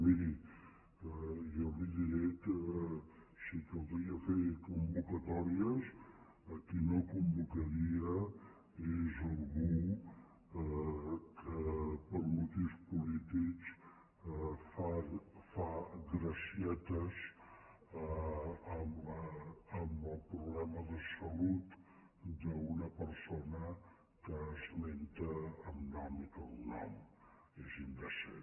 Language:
Catalan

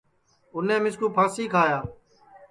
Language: Sansi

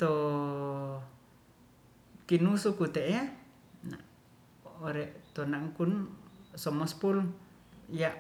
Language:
Ratahan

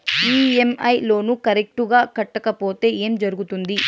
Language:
Telugu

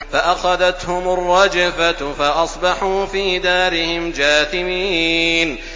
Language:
Arabic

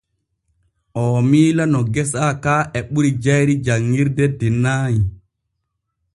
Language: Borgu Fulfulde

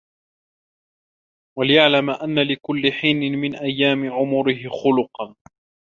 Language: Arabic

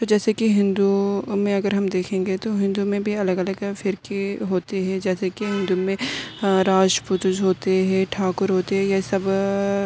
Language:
Urdu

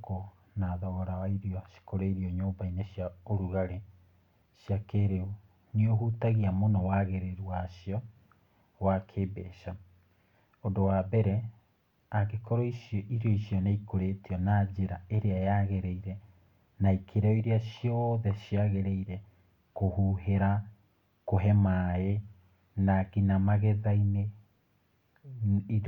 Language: Kikuyu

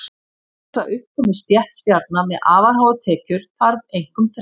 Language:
Icelandic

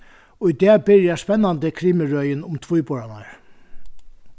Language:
Faroese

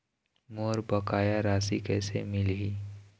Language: Chhattisgarhi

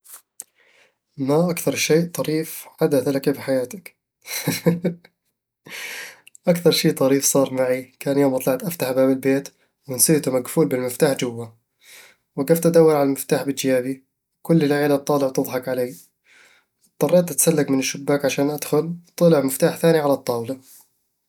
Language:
Eastern Egyptian Bedawi Arabic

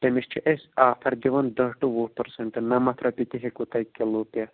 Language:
Kashmiri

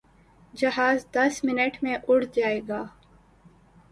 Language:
Urdu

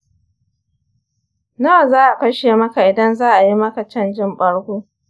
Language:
Hausa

